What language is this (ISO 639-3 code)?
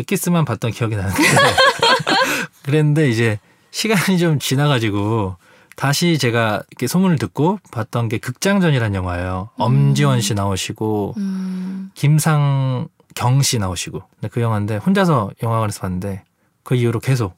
kor